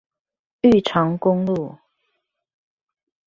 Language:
Chinese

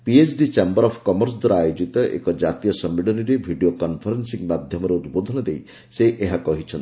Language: Odia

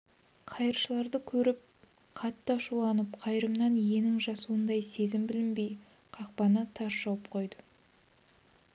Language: Kazakh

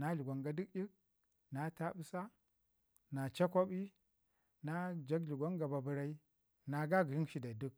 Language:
Ngizim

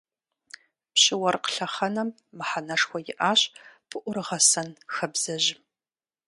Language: Kabardian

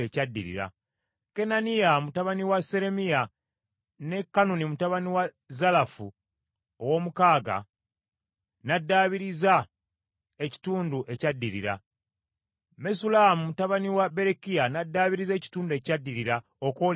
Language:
Ganda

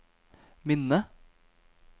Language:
Norwegian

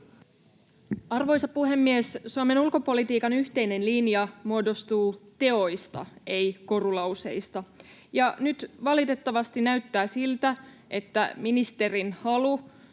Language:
Finnish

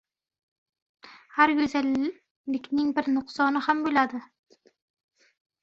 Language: Uzbek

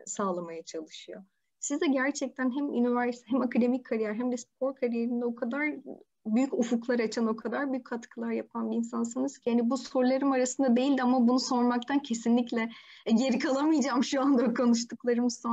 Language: Turkish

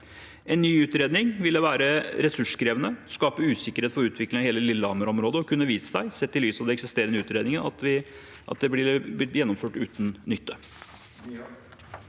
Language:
Norwegian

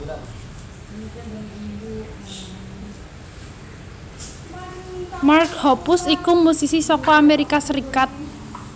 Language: Javanese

